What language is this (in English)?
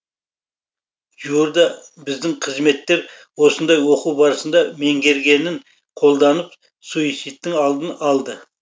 Kazakh